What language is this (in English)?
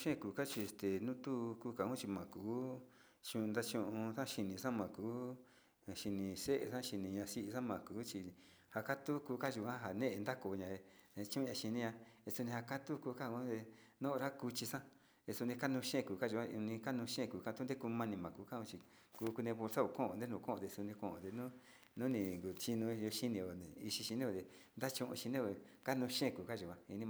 Sinicahua Mixtec